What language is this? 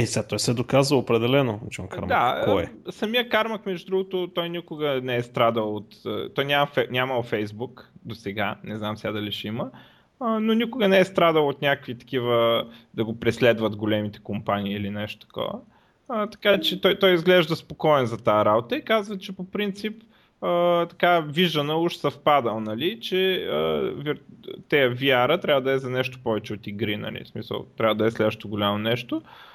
Bulgarian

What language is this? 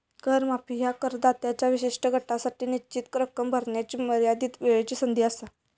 Marathi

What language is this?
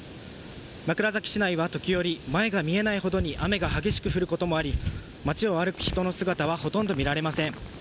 Japanese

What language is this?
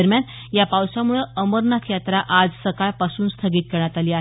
Marathi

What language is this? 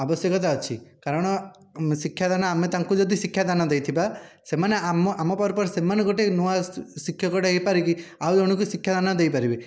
Odia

